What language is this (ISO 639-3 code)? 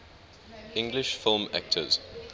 eng